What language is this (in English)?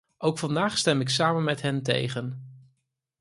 Dutch